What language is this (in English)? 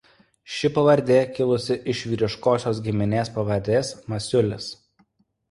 Lithuanian